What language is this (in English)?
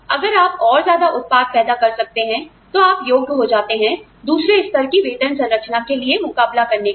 Hindi